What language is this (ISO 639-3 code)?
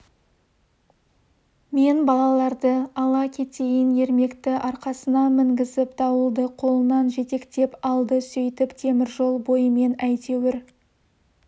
kaz